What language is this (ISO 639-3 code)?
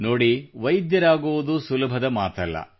kan